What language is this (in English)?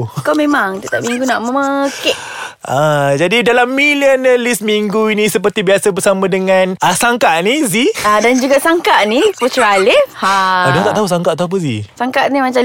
Malay